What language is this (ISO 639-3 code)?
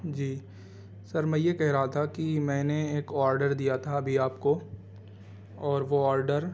urd